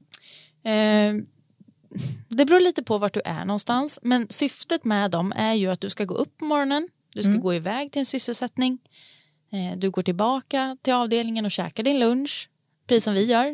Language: Swedish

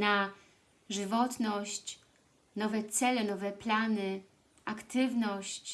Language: Polish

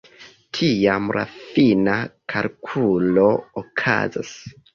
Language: Esperanto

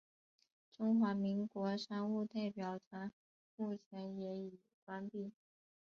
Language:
Chinese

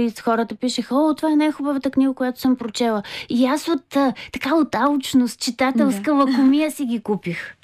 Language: Bulgarian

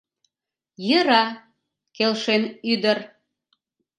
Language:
Mari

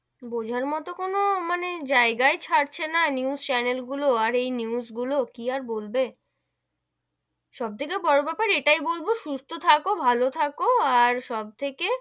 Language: Bangla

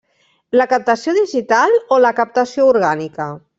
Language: Catalan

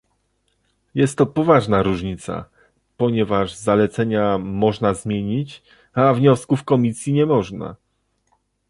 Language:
Polish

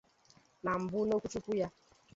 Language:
Igbo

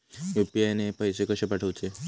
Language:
Marathi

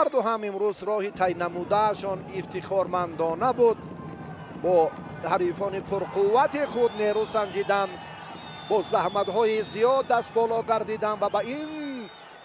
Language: Persian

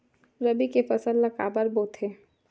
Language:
Chhattisgarhi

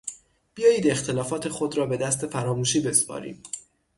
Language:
Persian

